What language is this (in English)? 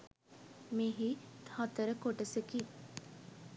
Sinhala